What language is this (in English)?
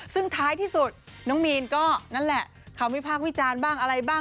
Thai